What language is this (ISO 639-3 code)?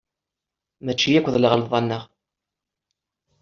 kab